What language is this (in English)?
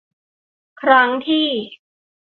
Thai